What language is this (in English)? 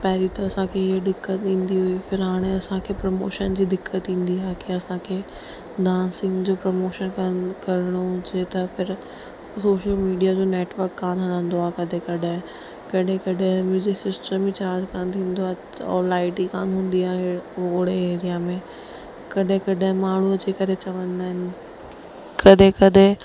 Sindhi